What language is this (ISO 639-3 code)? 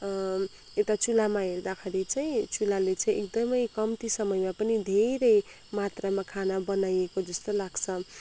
nep